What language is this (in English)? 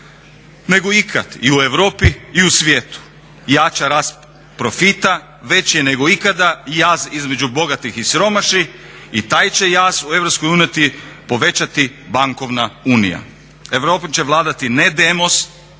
Croatian